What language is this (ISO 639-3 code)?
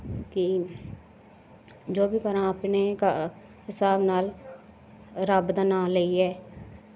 doi